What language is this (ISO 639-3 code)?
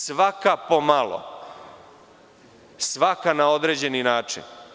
srp